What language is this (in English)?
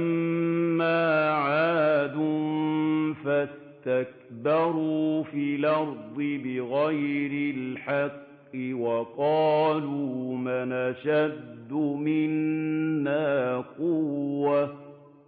Arabic